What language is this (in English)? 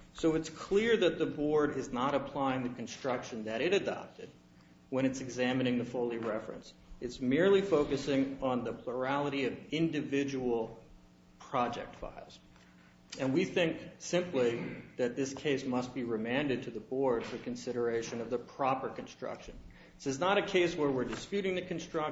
English